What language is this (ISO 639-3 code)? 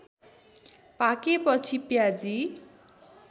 nep